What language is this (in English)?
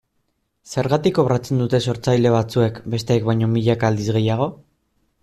Basque